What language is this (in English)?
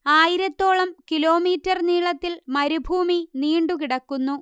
Malayalam